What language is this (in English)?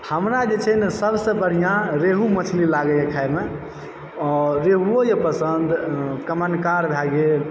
Maithili